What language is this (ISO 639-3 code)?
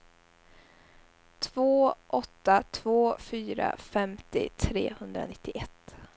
swe